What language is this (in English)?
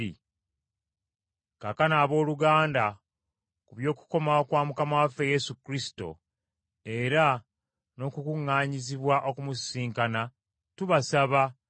Ganda